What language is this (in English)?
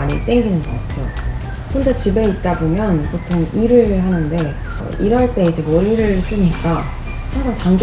Korean